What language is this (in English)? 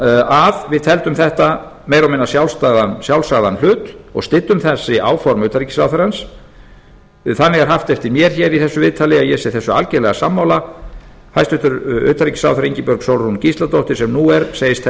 Icelandic